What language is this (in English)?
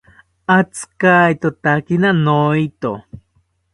South Ucayali Ashéninka